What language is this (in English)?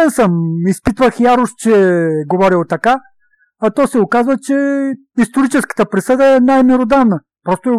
Bulgarian